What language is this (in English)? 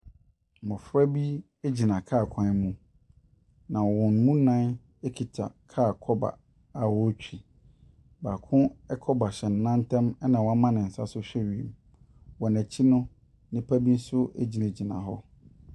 Akan